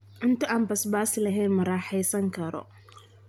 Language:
Somali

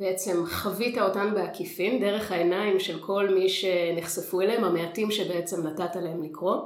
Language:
Hebrew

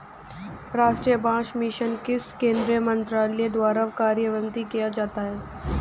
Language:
Hindi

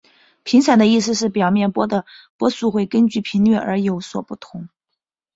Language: Chinese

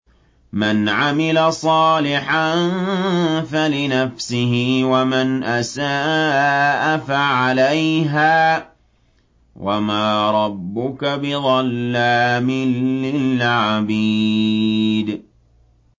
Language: Arabic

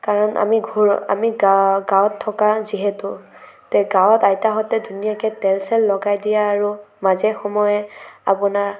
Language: Assamese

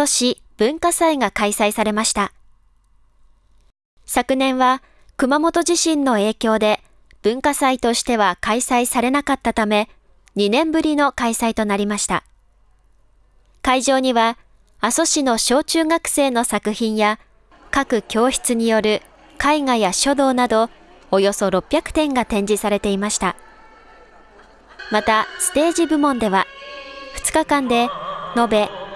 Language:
Japanese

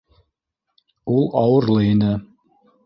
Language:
Bashkir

